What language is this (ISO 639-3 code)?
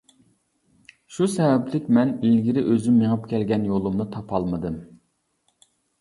uig